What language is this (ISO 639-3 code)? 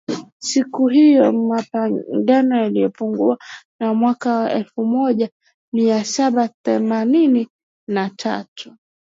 swa